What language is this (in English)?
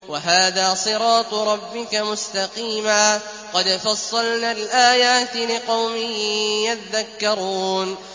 Arabic